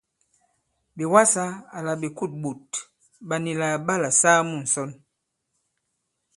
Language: Bankon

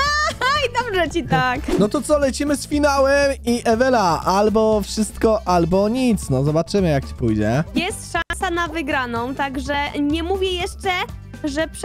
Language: Polish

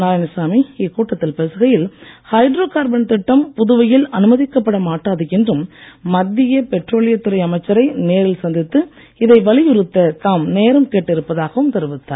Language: Tamil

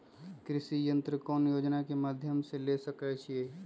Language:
Magahi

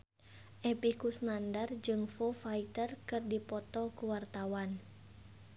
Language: Sundanese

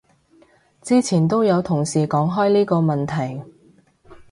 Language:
Cantonese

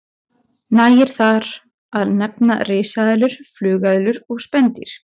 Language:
Icelandic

